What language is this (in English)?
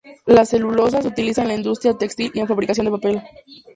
Spanish